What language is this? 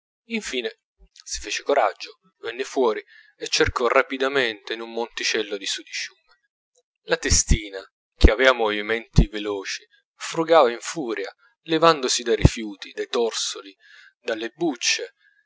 Italian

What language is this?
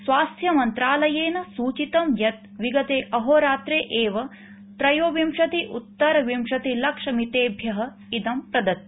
Sanskrit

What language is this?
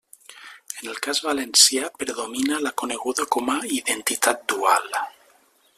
Catalan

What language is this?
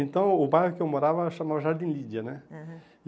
Portuguese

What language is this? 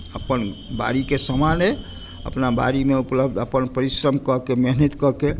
Maithili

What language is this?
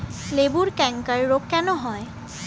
Bangla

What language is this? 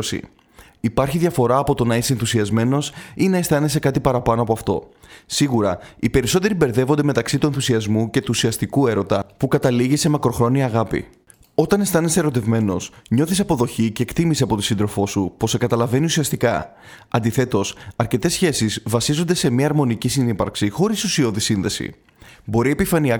Greek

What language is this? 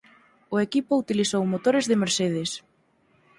Galician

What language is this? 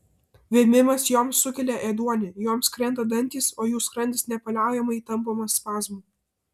Lithuanian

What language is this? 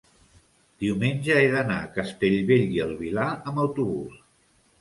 Catalan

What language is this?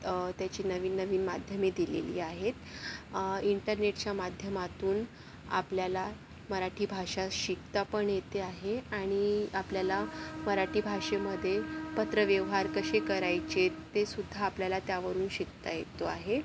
Marathi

